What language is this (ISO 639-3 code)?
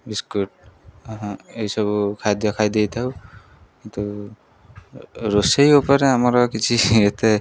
ori